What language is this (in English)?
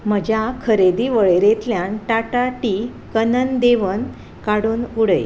Konkani